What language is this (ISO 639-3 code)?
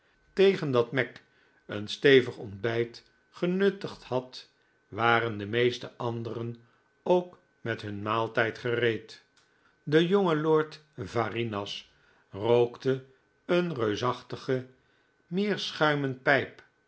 nld